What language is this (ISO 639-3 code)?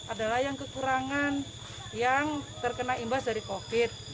ind